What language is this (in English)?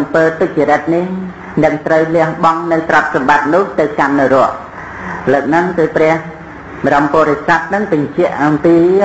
Vietnamese